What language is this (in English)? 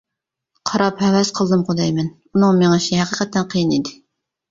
Uyghur